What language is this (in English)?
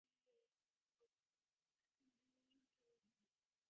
Divehi